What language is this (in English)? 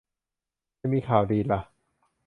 Thai